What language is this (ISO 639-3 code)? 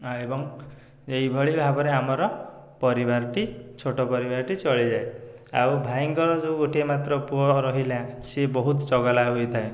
ori